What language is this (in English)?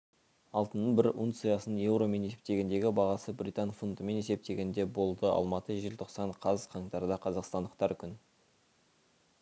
Kazakh